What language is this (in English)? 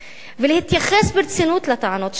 Hebrew